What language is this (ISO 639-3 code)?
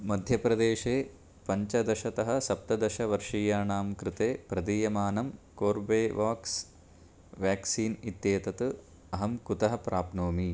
san